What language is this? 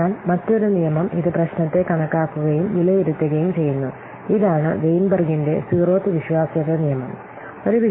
Malayalam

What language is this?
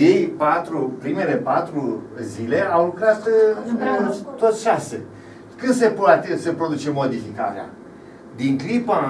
Romanian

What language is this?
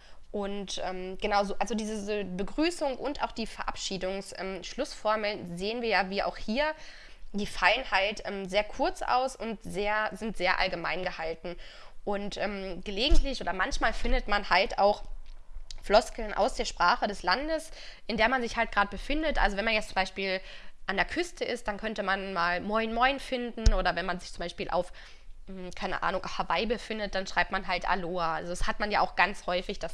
German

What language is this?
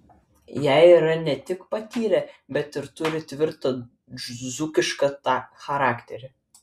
Lithuanian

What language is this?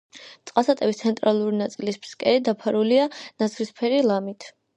Georgian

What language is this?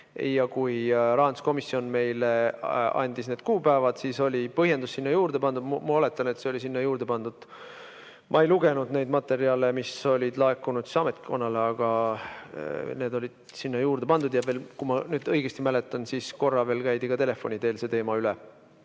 Estonian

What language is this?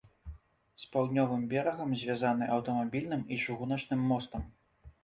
Belarusian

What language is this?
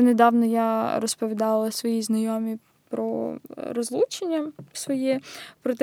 Ukrainian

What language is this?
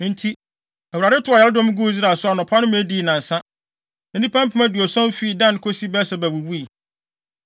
Akan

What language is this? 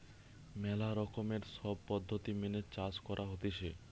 Bangla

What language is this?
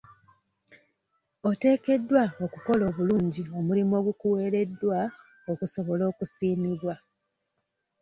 Ganda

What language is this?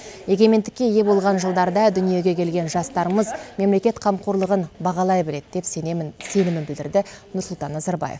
Kazakh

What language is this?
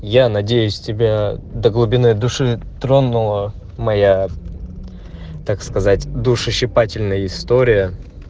Russian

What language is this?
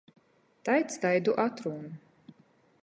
Latgalian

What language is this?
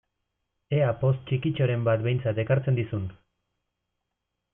Basque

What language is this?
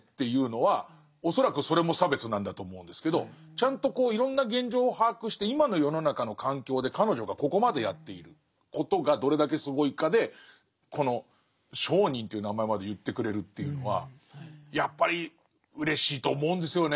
Japanese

